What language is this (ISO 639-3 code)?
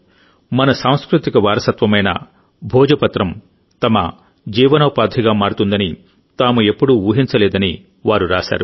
tel